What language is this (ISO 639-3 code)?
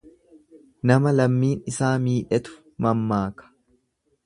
orm